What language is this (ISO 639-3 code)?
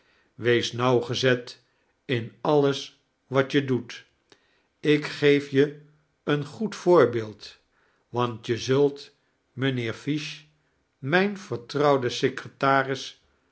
nld